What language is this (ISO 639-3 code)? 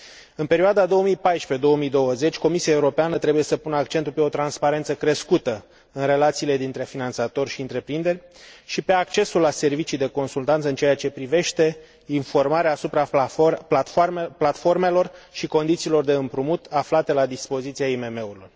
ron